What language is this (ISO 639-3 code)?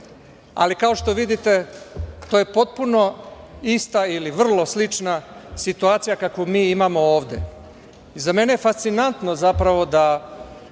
srp